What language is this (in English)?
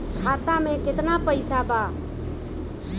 Bhojpuri